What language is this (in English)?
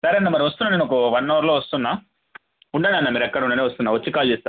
Telugu